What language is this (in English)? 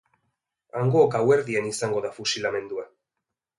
Basque